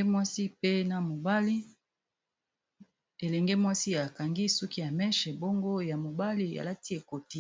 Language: Lingala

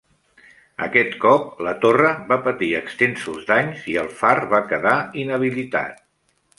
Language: Catalan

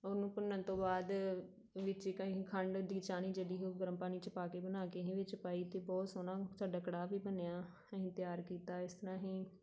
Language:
Punjabi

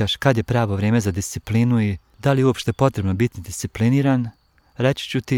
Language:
Croatian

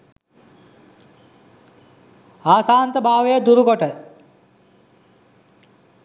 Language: Sinhala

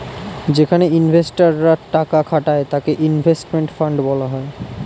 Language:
Bangla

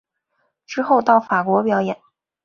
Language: Chinese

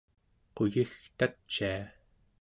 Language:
Central Yupik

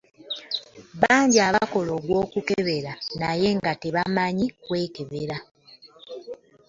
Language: Ganda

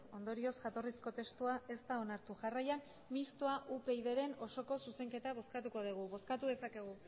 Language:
Basque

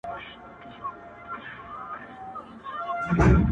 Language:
Pashto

